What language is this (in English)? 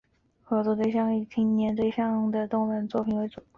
Chinese